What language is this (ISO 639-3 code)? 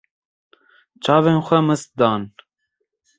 kur